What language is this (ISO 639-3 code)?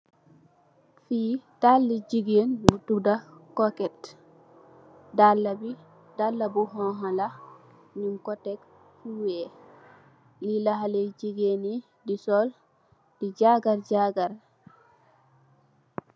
wol